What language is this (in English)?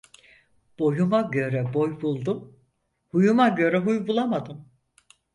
Turkish